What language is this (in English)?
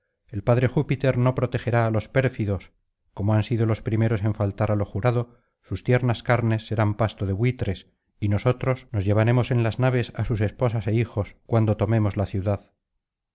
Spanish